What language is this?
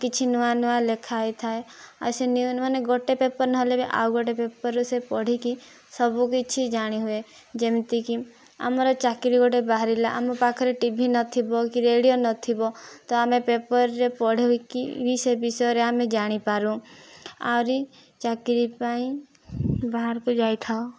Odia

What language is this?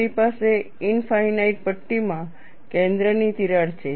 Gujarati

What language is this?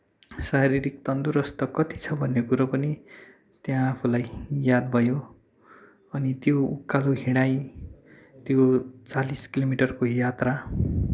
Nepali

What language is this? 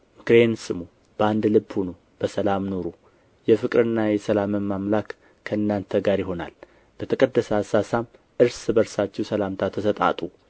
Amharic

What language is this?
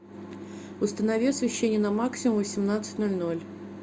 Russian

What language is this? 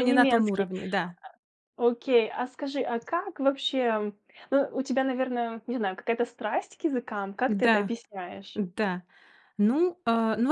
Russian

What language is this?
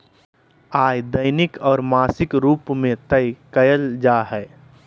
Magahi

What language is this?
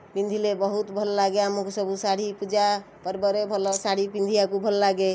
Odia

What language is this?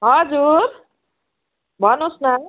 Nepali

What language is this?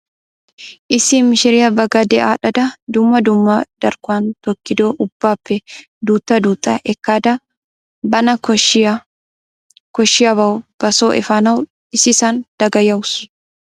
Wolaytta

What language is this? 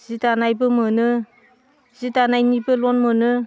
Bodo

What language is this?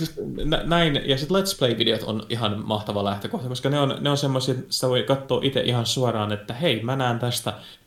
Finnish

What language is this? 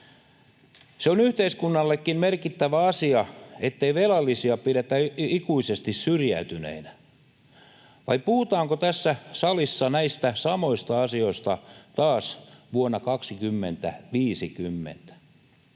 Finnish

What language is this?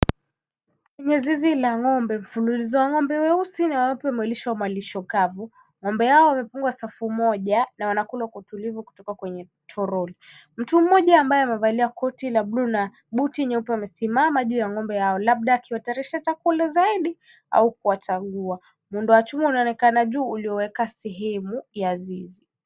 Swahili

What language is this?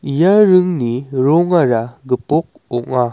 Garo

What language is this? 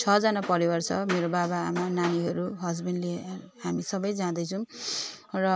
Nepali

